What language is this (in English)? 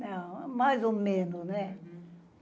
Portuguese